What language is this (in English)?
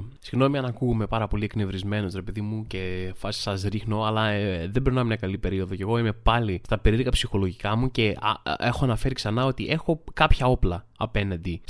Greek